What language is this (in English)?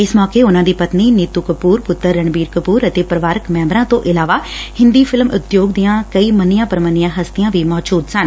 Punjabi